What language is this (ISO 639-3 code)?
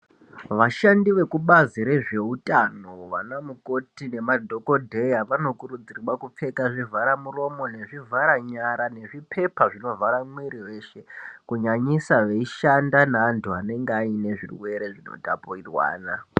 ndc